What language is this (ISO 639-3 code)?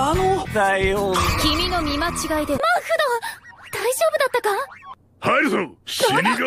jpn